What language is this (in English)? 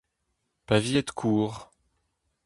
Breton